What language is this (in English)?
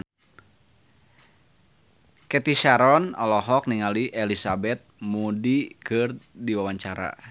Sundanese